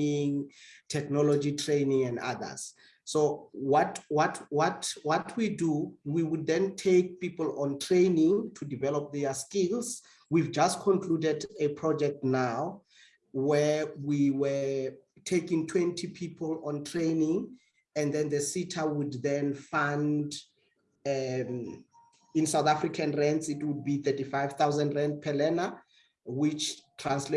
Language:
English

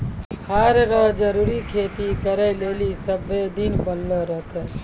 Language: Maithili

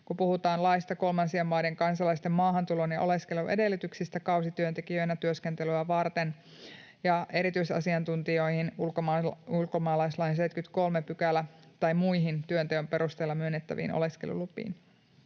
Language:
Finnish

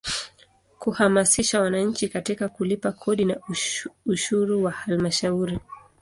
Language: Swahili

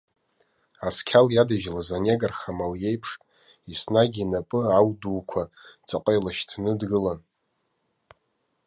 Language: Abkhazian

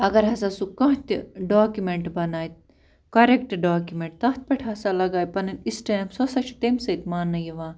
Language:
Kashmiri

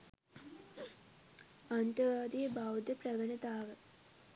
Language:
Sinhala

